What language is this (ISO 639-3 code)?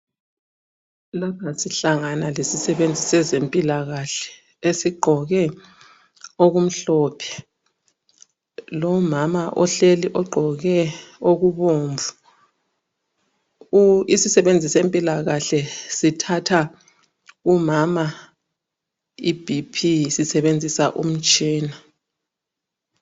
nde